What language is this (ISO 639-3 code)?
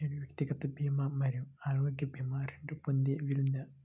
tel